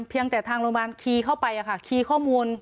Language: Thai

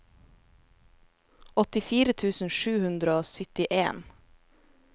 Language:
Norwegian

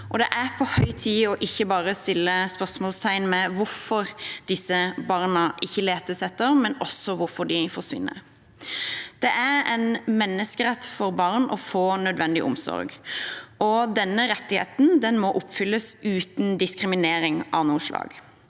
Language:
Norwegian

